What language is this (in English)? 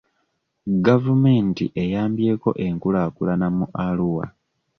Ganda